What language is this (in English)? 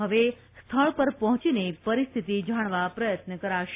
Gujarati